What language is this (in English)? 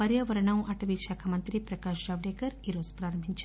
Telugu